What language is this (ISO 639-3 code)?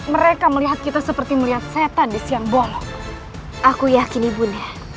ind